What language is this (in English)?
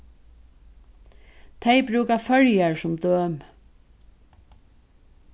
Faroese